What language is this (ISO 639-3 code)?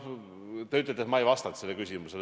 est